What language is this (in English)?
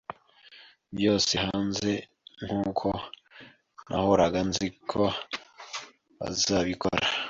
Kinyarwanda